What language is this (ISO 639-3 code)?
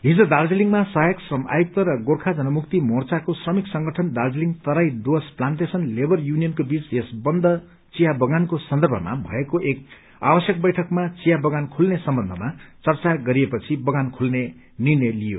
nep